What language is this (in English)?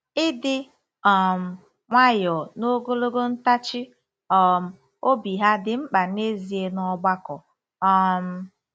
Igbo